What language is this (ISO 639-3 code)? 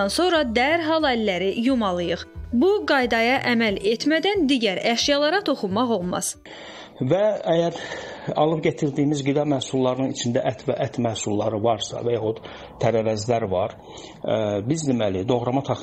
tur